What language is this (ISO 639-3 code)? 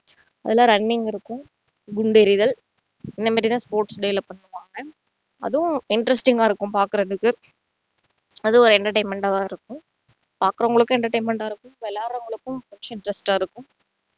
tam